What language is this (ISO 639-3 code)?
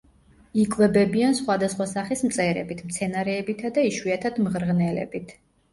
kat